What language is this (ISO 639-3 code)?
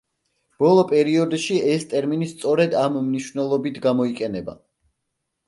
kat